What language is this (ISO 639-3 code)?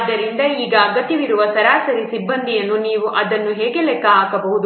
kan